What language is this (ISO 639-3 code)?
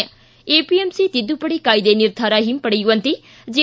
kan